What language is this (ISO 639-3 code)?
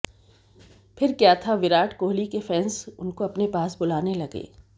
hin